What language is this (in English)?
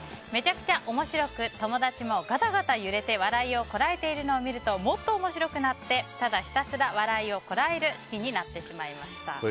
Japanese